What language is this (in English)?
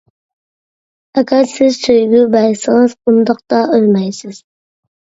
Uyghur